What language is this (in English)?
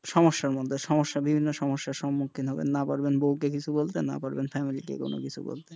Bangla